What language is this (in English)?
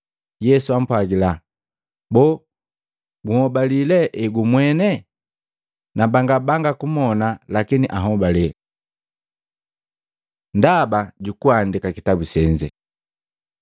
Matengo